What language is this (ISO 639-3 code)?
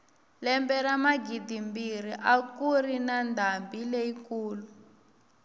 tso